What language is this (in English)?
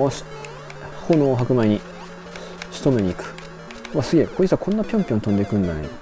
Japanese